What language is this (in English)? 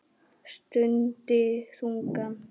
Icelandic